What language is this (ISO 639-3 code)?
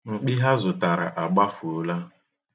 ibo